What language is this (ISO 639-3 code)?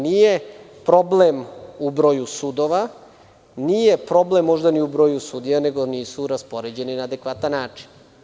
srp